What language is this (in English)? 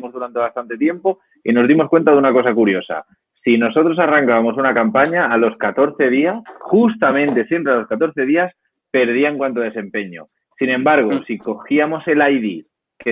Spanish